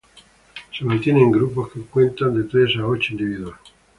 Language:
Spanish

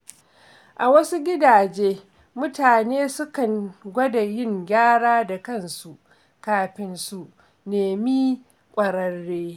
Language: Hausa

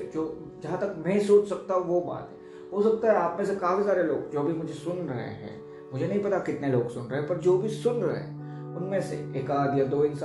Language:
Hindi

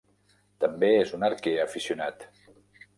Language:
Catalan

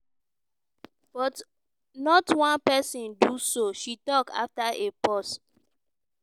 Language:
Nigerian Pidgin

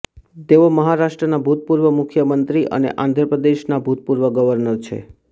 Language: Gujarati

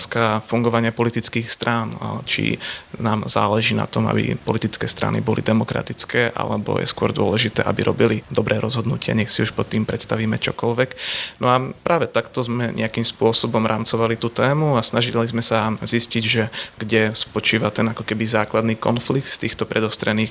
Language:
Slovak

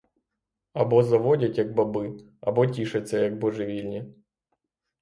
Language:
Ukrainian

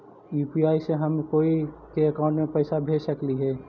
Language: Magahi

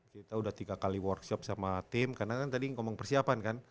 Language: Indonesian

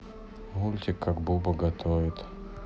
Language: Russian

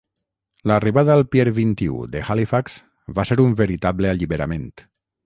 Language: Catalan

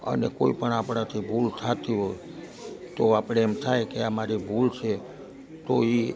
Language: Gujarati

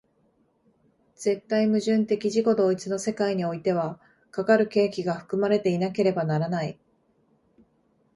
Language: Japanese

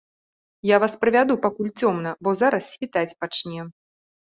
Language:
Belarusian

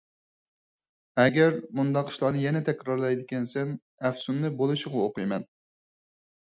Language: Uyghur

